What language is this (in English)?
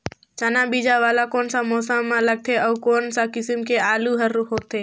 Chhattisgarhi